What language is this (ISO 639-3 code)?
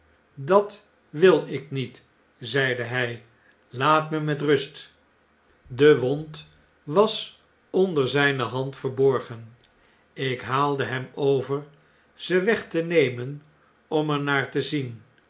nld